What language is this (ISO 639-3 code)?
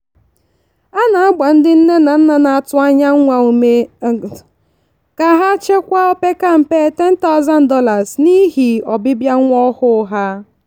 ibo